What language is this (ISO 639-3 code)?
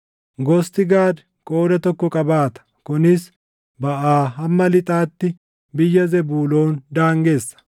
orm